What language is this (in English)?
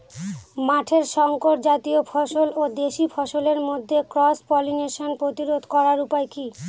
Bangla